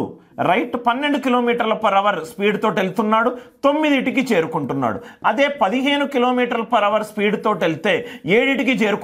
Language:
Telugu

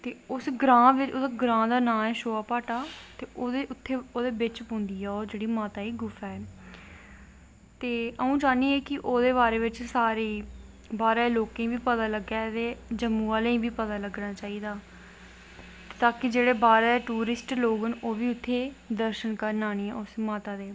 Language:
Dogri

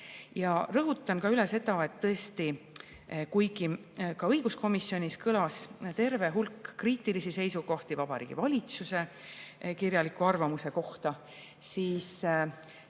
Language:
Estonian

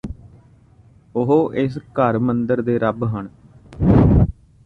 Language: Punjabi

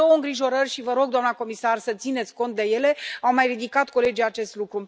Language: Romanian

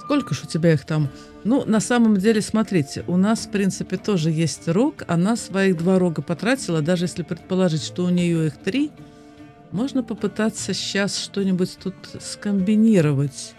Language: Russian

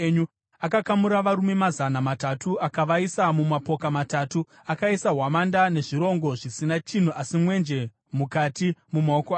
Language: Shona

